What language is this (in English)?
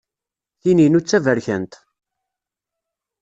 Kabyle